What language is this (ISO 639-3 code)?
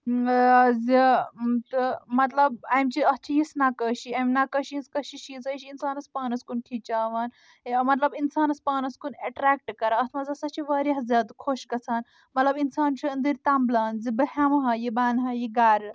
kas